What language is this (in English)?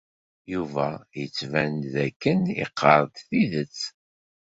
Kabyle